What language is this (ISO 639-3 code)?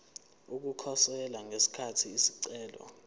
zul